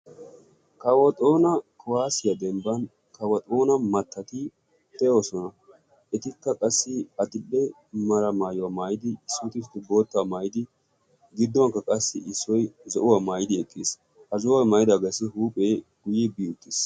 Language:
Wolaytta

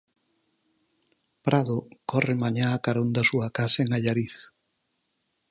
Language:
Galician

